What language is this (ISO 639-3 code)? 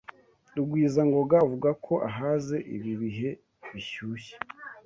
kin